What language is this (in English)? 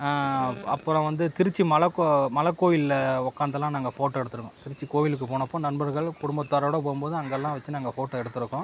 Tamil